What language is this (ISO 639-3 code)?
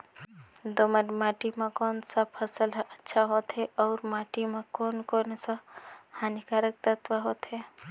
hne